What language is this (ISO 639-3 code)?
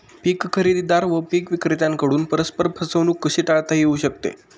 mar